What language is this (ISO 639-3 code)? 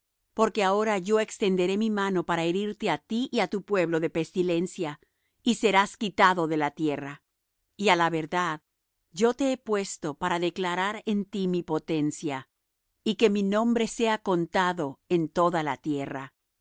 spa